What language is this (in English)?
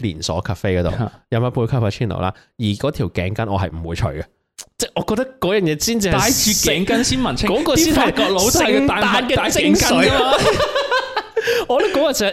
Chinese